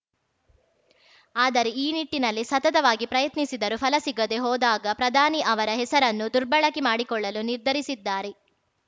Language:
Kannada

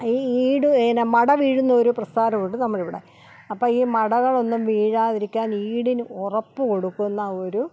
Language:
Malayalam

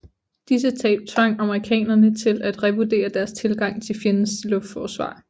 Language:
Danish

